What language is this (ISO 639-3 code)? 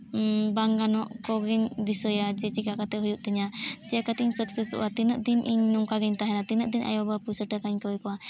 sat